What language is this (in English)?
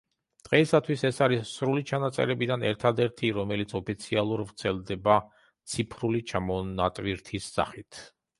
Georgian